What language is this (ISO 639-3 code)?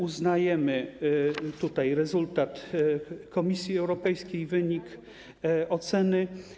pol